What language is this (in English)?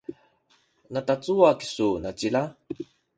Sakizaya